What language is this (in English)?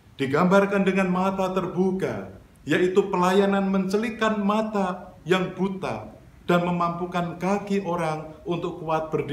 Indonesian